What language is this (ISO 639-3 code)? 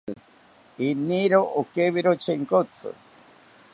cpy